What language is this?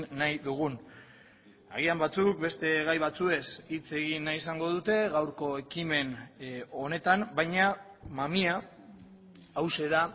Basque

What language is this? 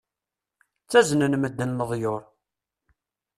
Kabyle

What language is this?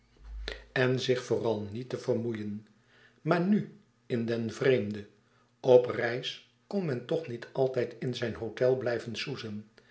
Dutch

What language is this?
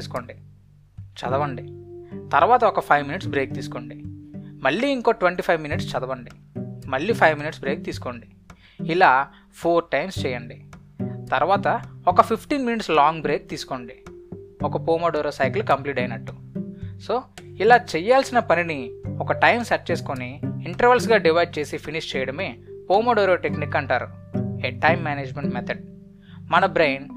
Telugu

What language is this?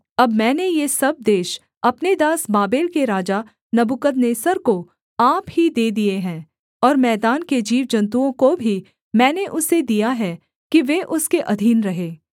Hindi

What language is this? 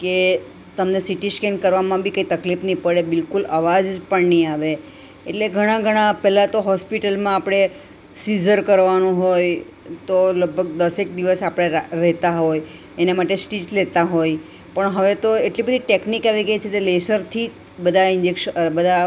Gujarati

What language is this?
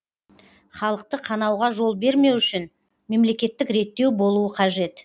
Kazakh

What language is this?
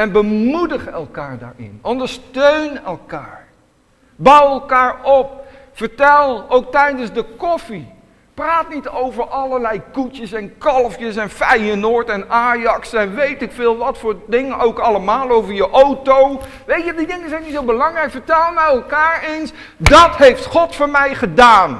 Dutch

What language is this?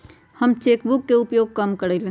Magahi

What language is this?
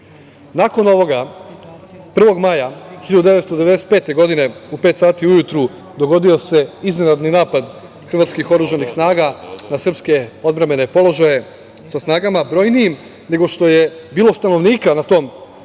Serbian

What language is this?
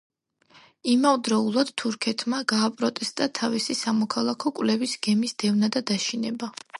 Georgian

